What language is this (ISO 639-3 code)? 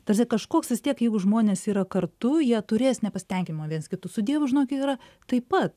lit